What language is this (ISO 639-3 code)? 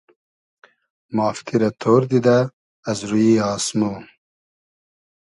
haz